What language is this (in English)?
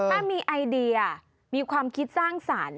Thai